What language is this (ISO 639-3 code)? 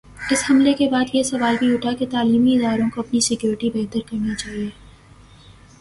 urd